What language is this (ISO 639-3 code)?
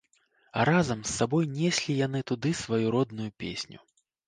bel